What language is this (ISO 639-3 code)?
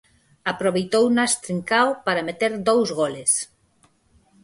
glg